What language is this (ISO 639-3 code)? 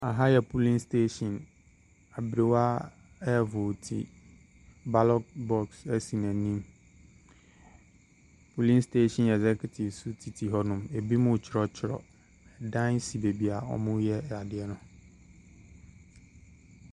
aka